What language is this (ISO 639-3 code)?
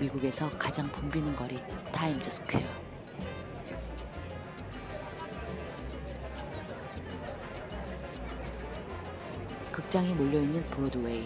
kor